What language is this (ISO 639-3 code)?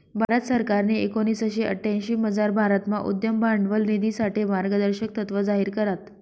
mar